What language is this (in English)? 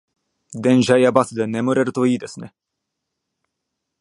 Japanese